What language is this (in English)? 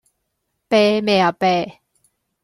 Cantonese